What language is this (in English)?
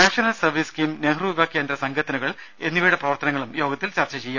Malayalam